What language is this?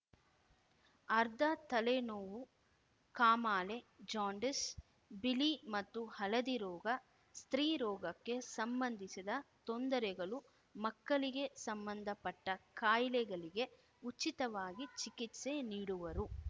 Kannada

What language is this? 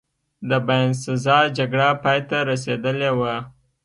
Pashto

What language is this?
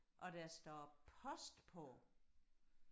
Danish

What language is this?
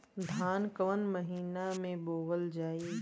Bhojpuri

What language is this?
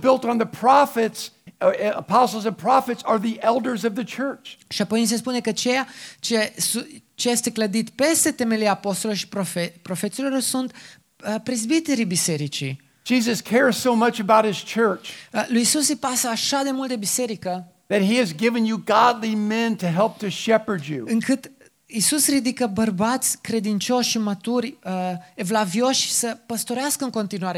Romanian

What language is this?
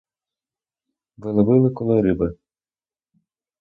Ukrainian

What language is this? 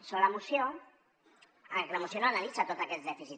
Catalan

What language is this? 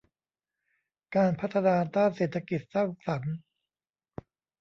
Thai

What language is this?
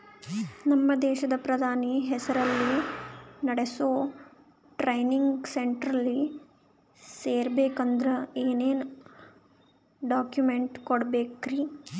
Kannada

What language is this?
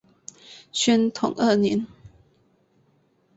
Chinese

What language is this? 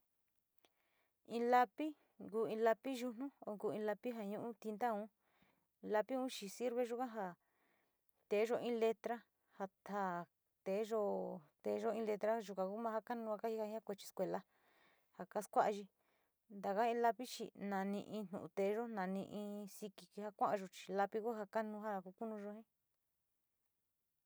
Sinicahua Mixtec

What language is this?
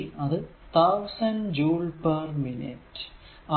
Malayalam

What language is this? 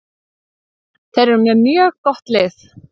Icelandic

